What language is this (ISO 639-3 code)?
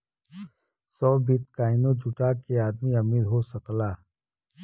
bho